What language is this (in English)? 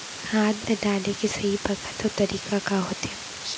Chhattisgarhi